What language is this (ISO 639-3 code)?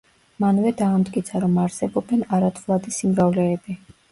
kat